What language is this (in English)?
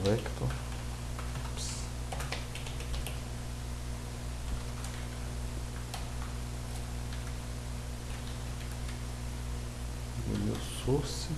Portuguese